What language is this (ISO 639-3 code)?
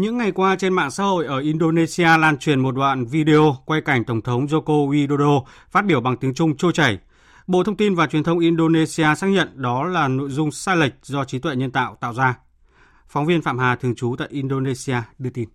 vie